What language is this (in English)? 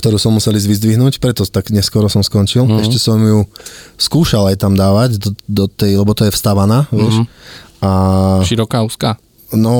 Slovak